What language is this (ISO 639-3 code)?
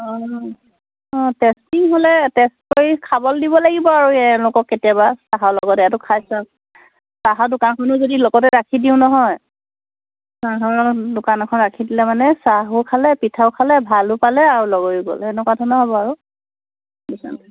asm